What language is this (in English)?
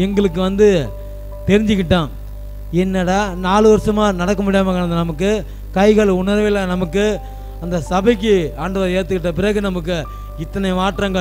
Hindi